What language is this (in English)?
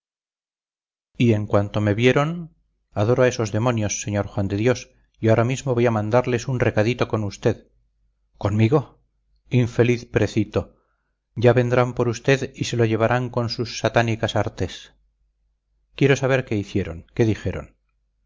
Spanish